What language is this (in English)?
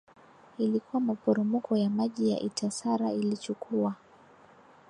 Swahili